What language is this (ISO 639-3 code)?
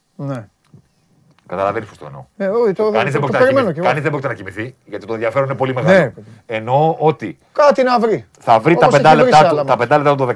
ell